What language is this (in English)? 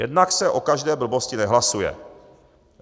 Czech